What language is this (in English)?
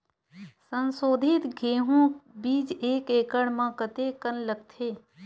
Chhattisgarhi